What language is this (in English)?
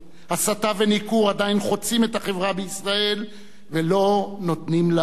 Hebrew